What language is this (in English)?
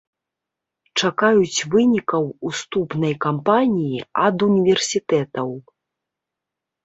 Belarusian